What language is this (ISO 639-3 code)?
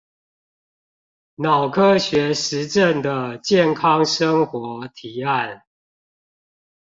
zho